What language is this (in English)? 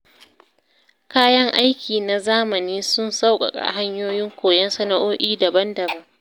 Hausa